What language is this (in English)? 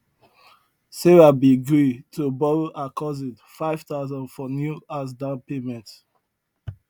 Nigerian Pidgin